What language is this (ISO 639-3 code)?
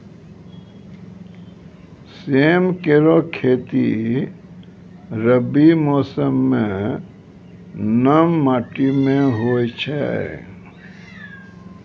mai